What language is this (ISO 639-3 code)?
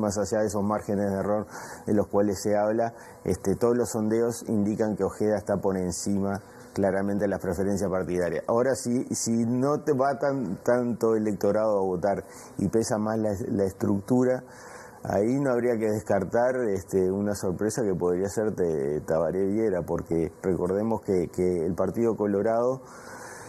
spa